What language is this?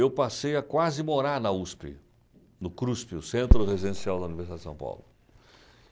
Portuguese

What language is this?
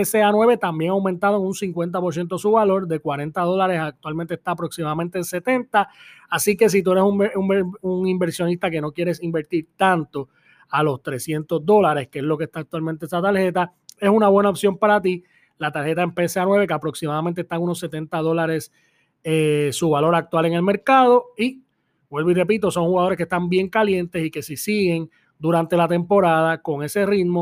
Spanish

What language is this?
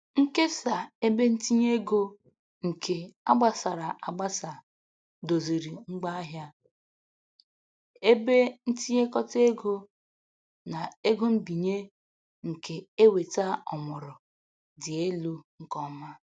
Igbo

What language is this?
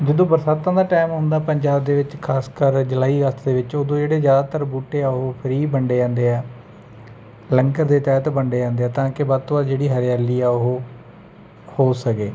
Punjabi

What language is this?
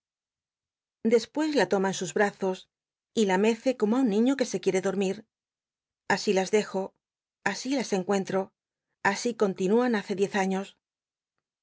Spanish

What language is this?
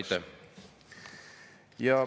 Estonian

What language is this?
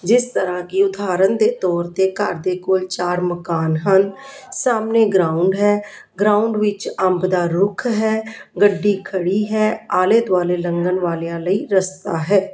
Punjabi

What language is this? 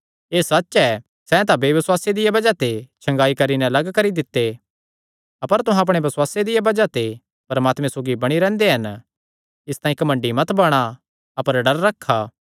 Kangri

